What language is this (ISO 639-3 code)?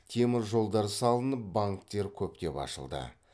kaz